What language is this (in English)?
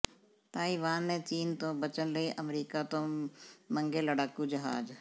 Punjabi